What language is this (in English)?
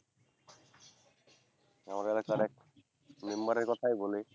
Bangla